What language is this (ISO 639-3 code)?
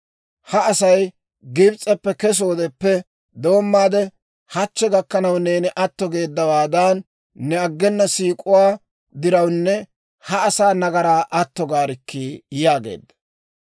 dwr